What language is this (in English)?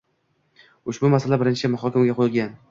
Uzbek